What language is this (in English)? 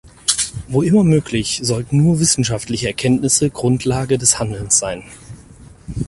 German